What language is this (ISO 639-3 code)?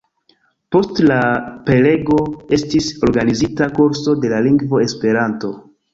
epo